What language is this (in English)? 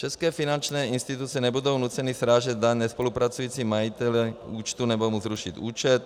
Czech